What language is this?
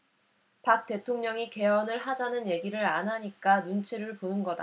Korean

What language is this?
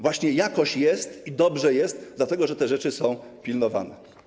Polish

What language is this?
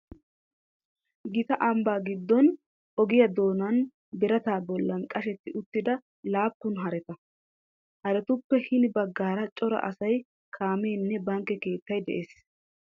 Wolaytta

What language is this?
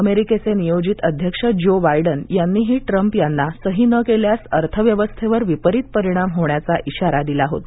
Marathi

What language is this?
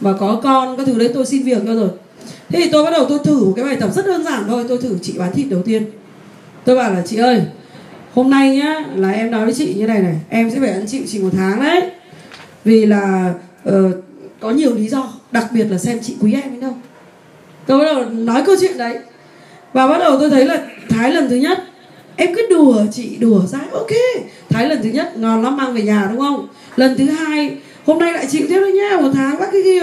Vietnamese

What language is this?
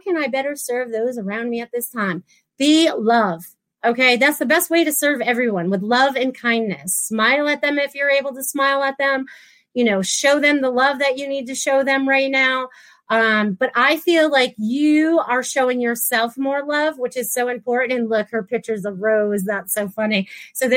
English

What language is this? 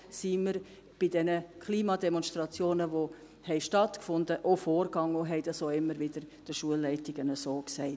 Swiss German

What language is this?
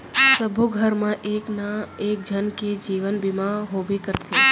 Chhattisgarhi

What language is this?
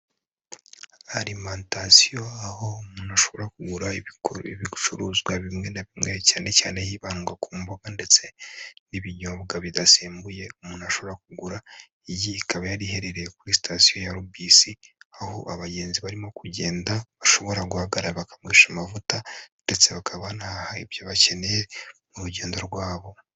Kinyarwanda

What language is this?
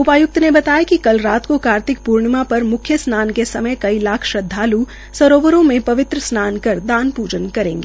Hindi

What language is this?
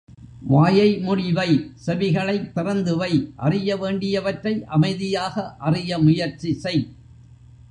Tamil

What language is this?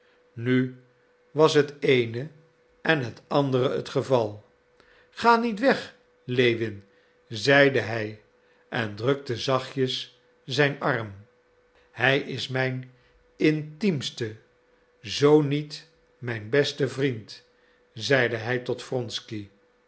Dutch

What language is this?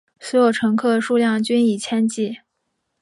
Chinese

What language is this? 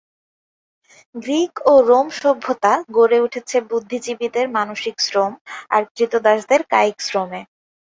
Bangla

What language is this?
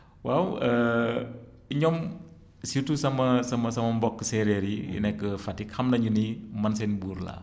Wolof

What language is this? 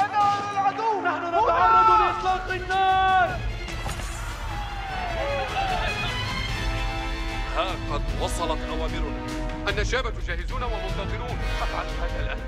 Arabic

